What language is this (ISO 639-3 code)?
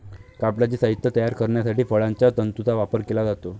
mar